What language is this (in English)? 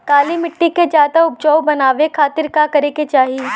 Bhojpuri